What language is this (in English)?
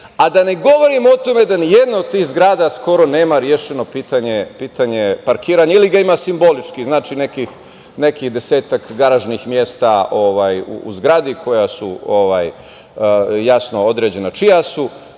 Serbian